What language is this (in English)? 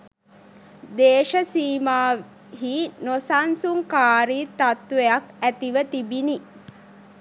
Sinhala